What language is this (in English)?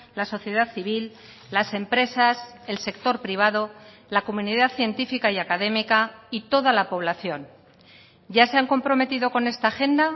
Spanish